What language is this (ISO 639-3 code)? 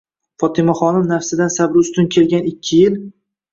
uzb